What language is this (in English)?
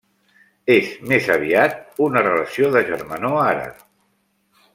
Catalan